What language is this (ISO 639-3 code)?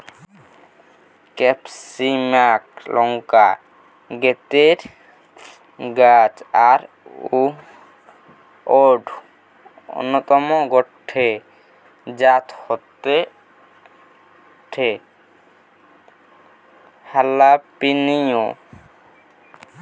ben